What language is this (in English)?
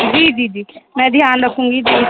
Urdu